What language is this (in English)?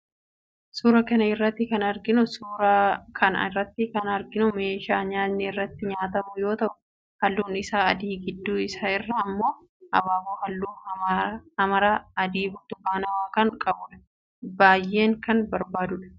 Oromo